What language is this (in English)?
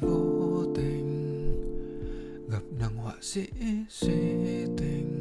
Vietnamese